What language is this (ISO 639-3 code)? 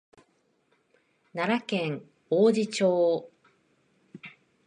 jpn